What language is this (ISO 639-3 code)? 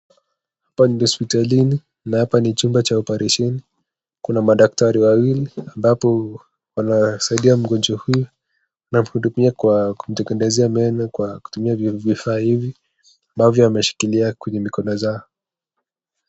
swa